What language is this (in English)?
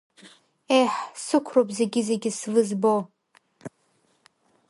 Abkhazian